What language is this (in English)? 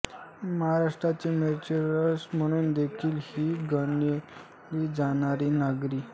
Marathi